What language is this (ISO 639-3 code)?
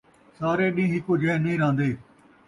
skr